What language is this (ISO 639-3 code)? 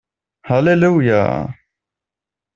deu